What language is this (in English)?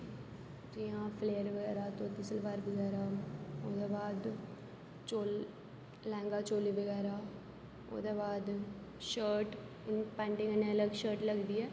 Dogri